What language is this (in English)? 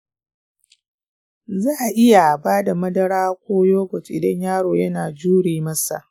Hausa